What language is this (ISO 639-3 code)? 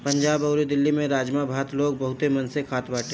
bho